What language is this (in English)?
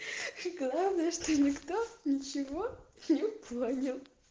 Russian